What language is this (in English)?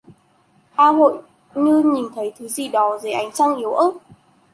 Vietnamese